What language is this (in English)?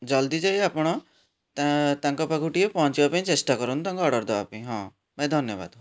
Odia